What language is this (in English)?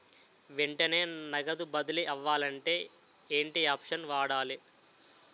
Telugu